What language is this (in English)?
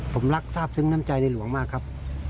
Thai